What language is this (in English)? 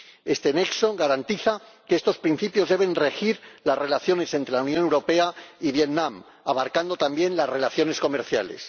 Spanish